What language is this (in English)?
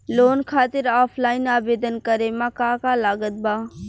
Bhojpuri